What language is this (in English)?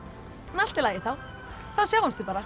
Icelandic